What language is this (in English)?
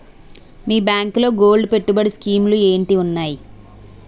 Telugu